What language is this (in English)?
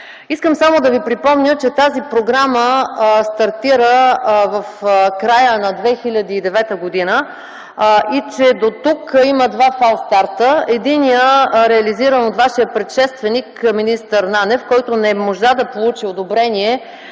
Bulgarian